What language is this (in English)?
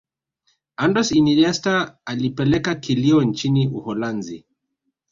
Swahili